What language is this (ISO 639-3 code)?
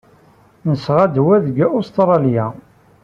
kab